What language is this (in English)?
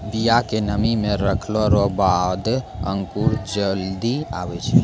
Maithili